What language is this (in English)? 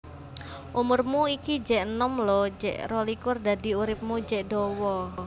Javanese